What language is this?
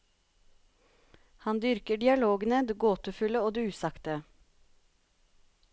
Norwegian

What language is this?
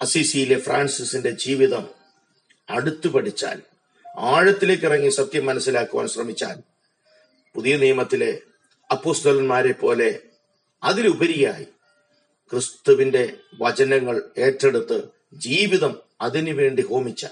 Malayalam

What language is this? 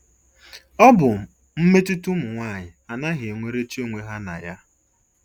Igbo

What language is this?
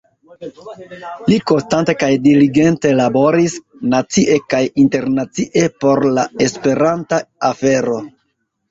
Esperanto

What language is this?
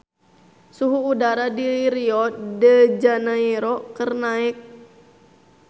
Sundanese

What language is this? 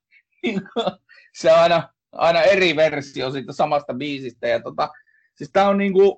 Finnish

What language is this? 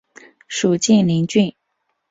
Chinese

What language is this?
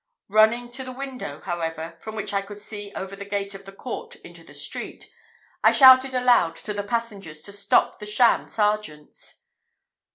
English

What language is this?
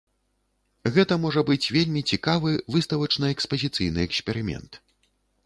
Belarusian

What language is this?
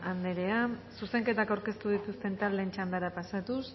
Basque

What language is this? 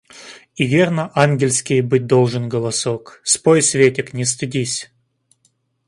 Russian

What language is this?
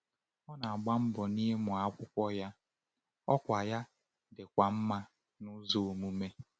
Igbo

